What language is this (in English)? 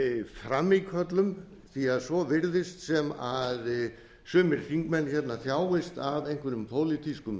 Icelandic